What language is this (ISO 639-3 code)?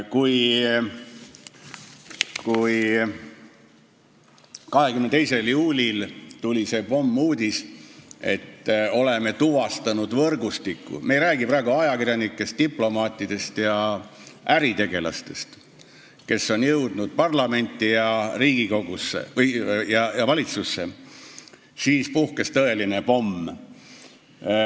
est